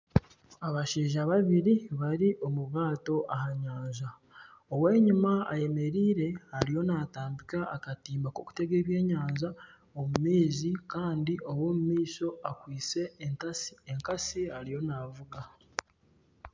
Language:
Nyankole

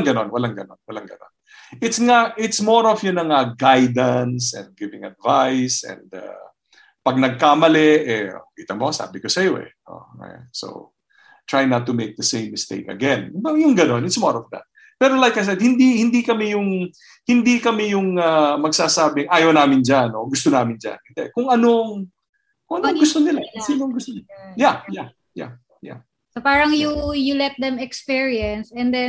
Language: Filipino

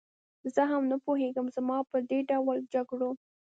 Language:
Pashto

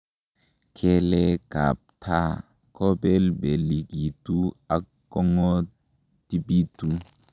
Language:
Kalenjin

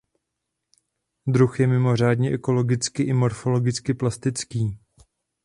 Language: Czech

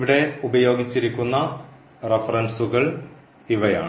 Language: Malayalam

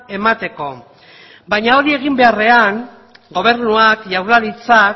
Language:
Basque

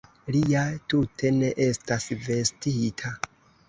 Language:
Esperanto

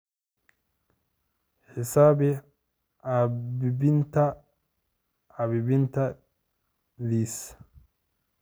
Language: Somali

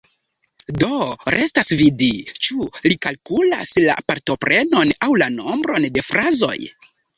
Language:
Esperanto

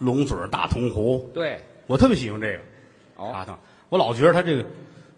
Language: Chinese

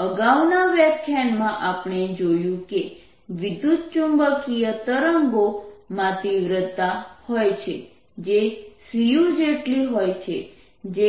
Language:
Gujarati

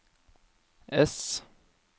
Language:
Norwegian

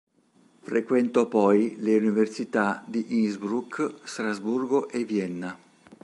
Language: Italian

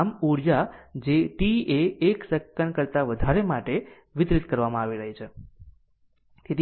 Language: Gujarati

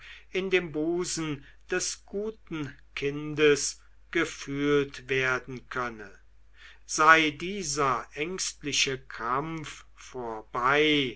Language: German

